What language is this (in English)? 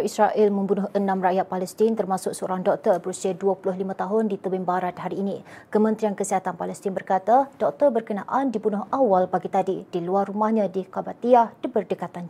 Malay